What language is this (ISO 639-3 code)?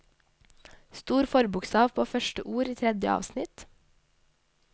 nor